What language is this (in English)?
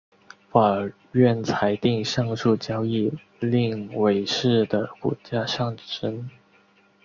Chinese